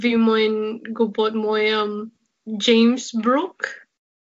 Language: Welsh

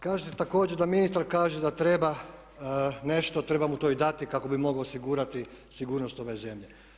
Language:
Croatian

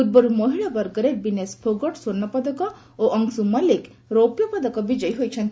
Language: Odia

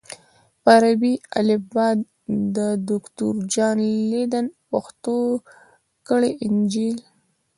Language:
Pashto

